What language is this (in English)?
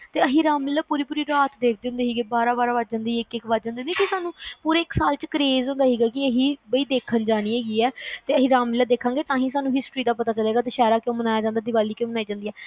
Punjabi